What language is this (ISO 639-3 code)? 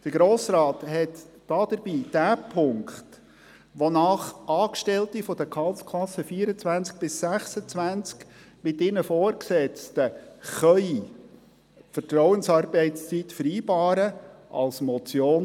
gsw